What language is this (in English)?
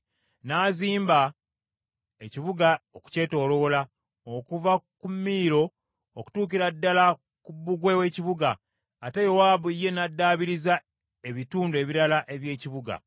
Ganda